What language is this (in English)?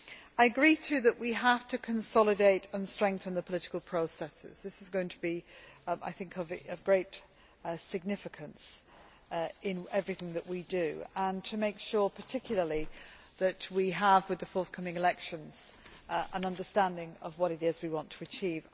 English